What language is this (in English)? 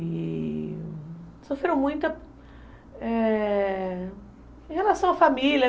Portuguese